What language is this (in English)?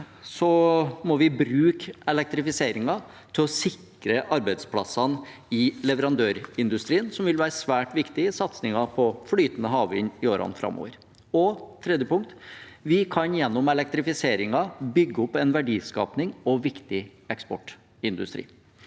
Norwegian